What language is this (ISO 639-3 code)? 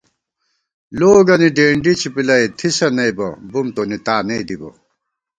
gwt